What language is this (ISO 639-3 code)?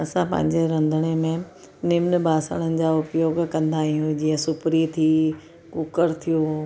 snd